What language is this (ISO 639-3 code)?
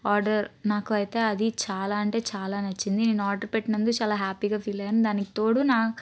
tel